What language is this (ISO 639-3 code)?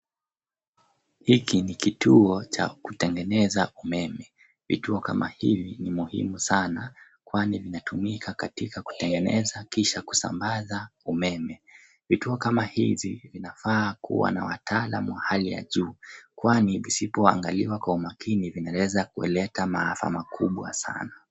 swa